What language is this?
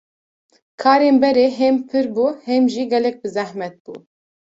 Kurdish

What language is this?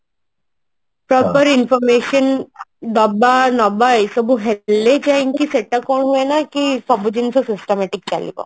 Odia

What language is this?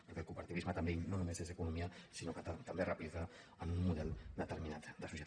Catalan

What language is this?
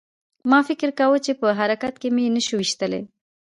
Pashto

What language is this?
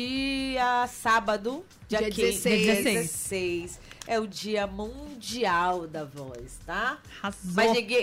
Portuguese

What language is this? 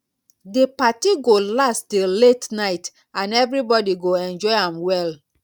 Nigerian Pidgin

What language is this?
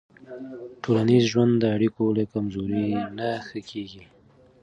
Pashto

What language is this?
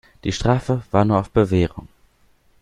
German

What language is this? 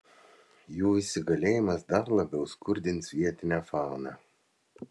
Lithuanian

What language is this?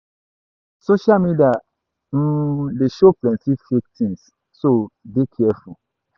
Nigerian Pidgin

